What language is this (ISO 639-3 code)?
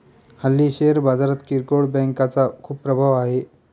mar